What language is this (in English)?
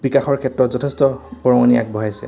Assamese